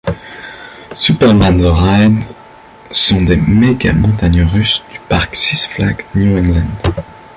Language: French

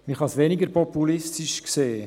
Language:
Swiss German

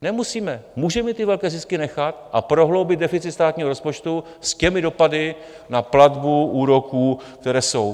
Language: Czech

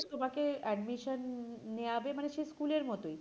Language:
Bangla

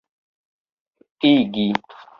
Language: Esperanto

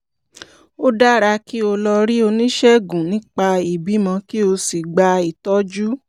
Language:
Yoruba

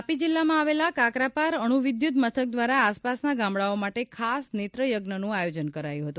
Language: Gujarati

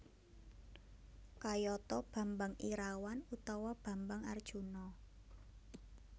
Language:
Javanese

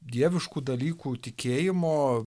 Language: Lithuanian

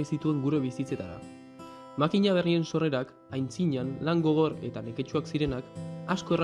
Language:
Basque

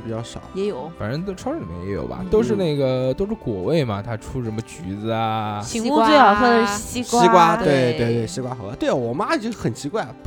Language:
Chinese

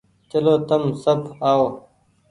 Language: Goaria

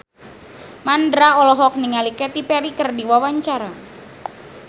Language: Sundanese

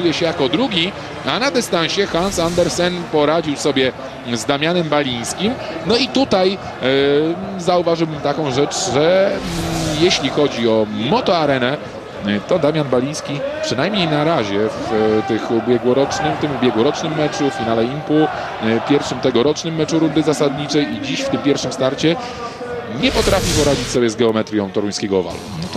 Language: Polish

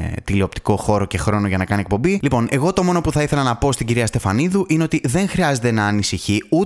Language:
Greek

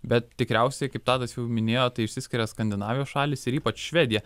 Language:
Lithuanian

